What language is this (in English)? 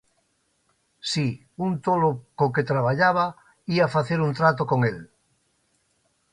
Galician